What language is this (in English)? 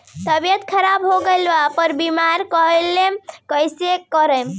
Bhojpuri